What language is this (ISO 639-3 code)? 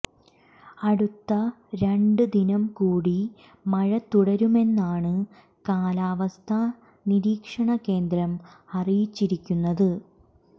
mal